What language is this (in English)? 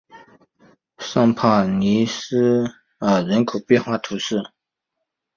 Chinese